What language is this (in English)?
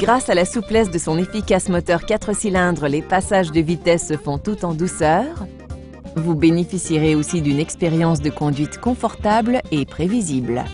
French